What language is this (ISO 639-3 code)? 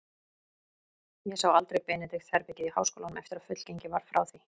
isl